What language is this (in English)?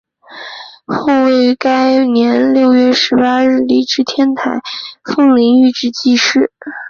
Chinese